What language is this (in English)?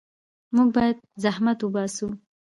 Pashto